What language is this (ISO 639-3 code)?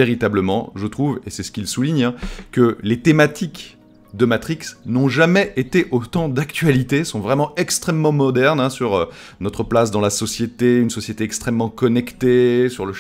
fra